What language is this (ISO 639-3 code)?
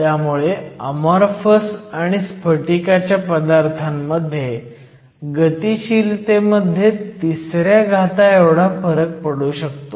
mar